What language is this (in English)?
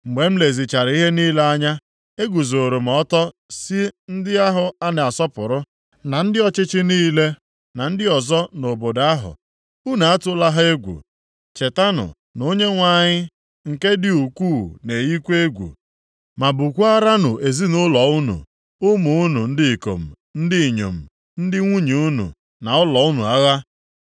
Igbo